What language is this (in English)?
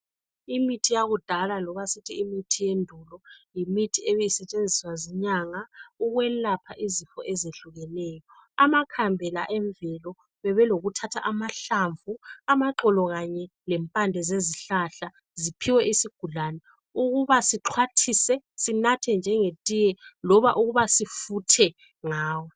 North Ndebele